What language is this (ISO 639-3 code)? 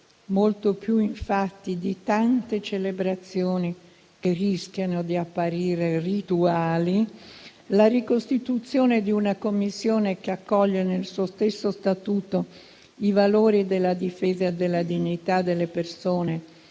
ita